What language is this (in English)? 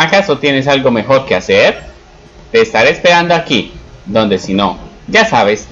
Spanish